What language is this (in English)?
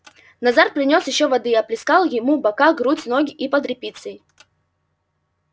Russian